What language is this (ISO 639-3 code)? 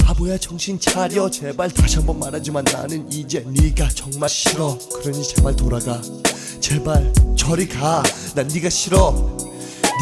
kor